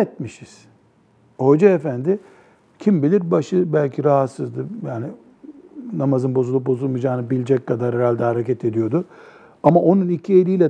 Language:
Turkish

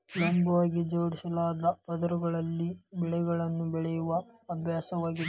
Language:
Kannada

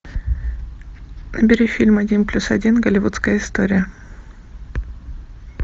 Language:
Russian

